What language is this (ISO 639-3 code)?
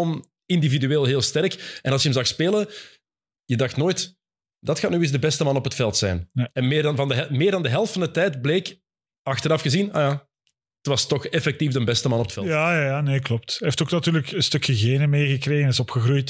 nld